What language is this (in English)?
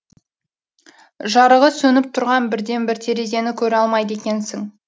Kazakh